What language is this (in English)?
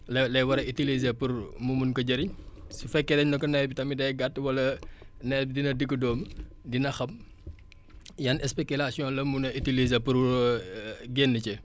Wolof